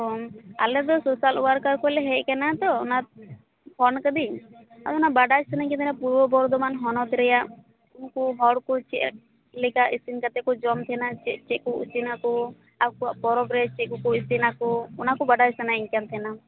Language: Santali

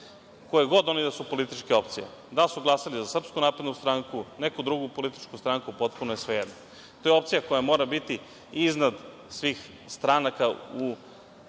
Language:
Serbian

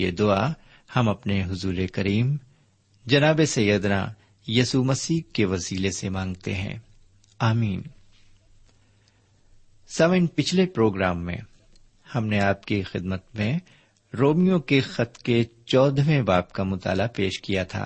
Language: Urdu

